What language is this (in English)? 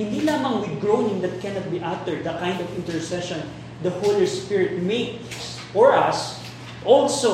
Filipino